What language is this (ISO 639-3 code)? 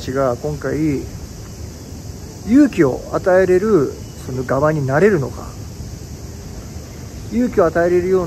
jpn